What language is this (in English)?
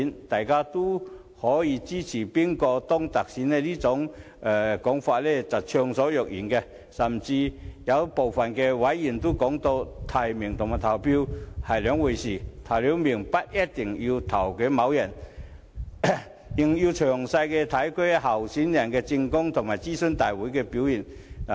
Cantonese